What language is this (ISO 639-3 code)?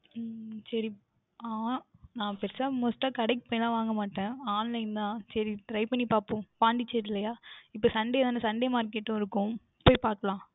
tam